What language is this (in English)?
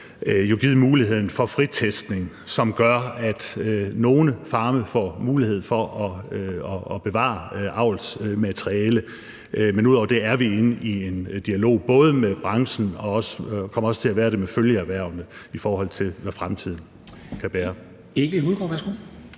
Danish